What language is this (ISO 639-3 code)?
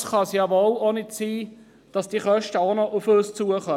gsw